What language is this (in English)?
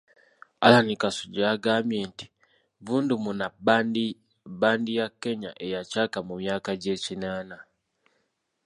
Ganda